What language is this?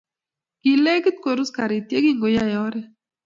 Kalenjin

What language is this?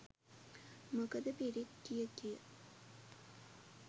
Sinhala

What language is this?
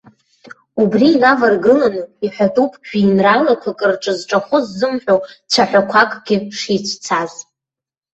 Abkhazian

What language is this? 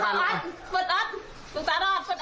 Thai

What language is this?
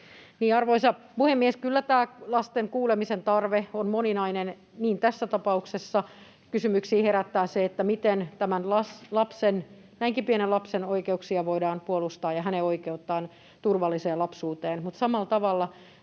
Finnish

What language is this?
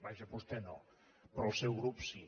Catalan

